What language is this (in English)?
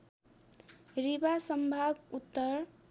Nepali